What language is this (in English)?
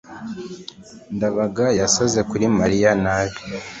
Kinyarwanda